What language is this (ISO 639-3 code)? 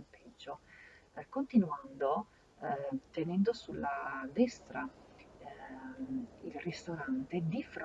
ita